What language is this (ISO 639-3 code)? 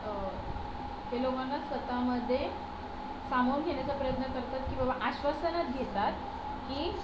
mar